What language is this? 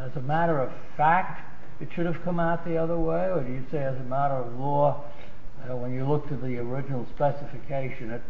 English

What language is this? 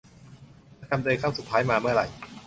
Thai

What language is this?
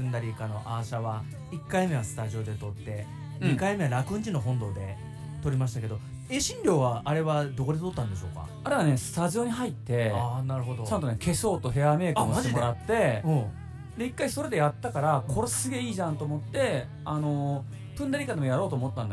Japanese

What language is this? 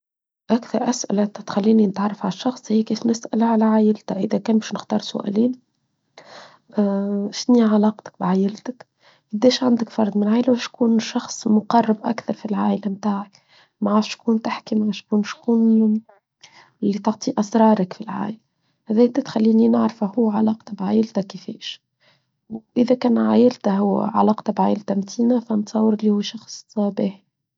Tunisian Arabic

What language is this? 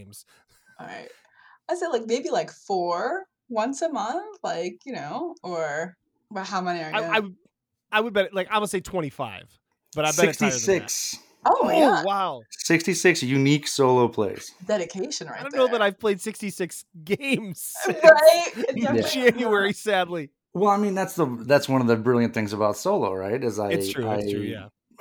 English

